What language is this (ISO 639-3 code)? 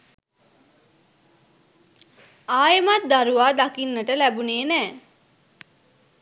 sin